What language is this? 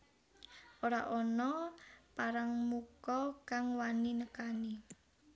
Javanese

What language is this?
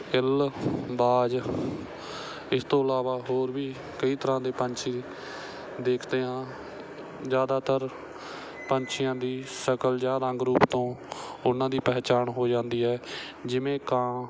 Punjabi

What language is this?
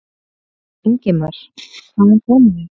Icelandic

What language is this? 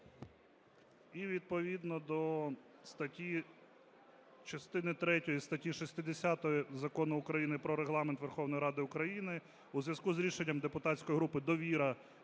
Ukrainian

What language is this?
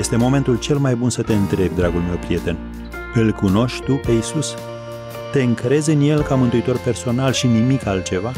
Romanian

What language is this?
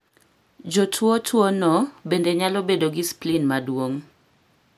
Luo (Kenya and Tanzania)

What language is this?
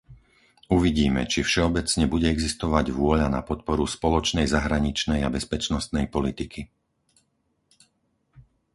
Slovak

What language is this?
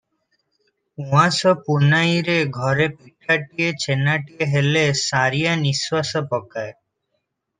Odia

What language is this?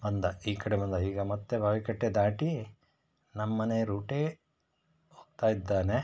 Kannada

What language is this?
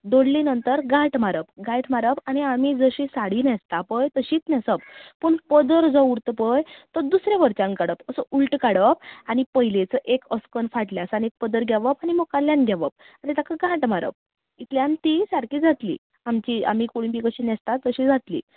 Konkani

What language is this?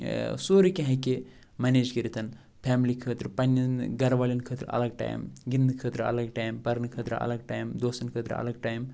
Kashmiri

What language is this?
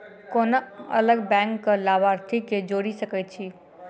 Maithili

